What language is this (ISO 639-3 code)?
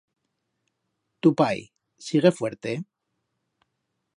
arg